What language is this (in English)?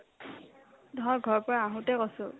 Assamese